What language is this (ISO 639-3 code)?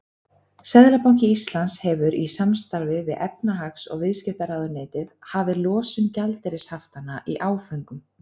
isl